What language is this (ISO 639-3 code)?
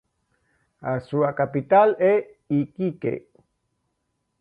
glg